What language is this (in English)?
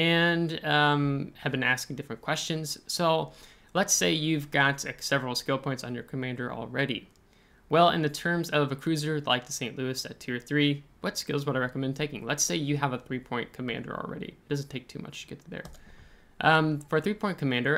English